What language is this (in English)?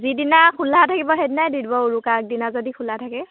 Assamese